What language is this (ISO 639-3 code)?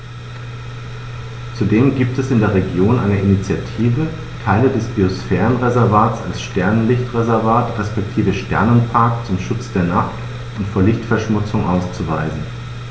deu